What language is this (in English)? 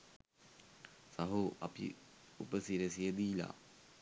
Sinhala